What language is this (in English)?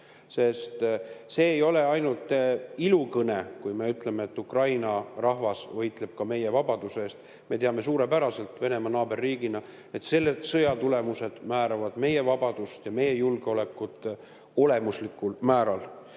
Estonian